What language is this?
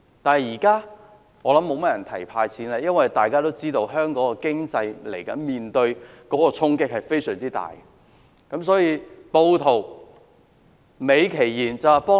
Cantonese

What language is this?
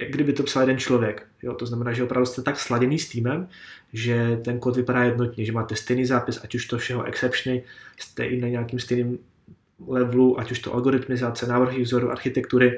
Czech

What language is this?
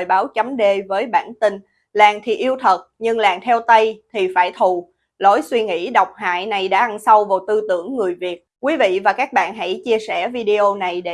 Vietnamese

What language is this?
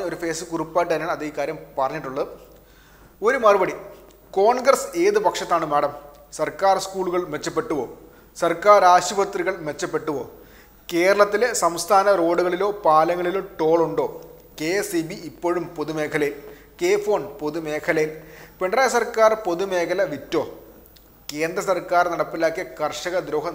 Malayalam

